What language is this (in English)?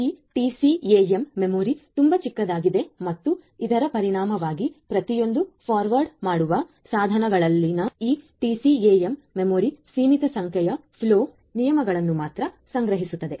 Kannada